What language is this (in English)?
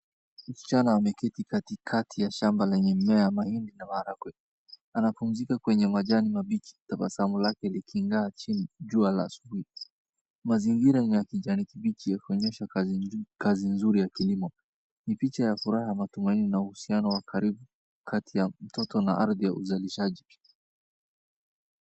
Swahili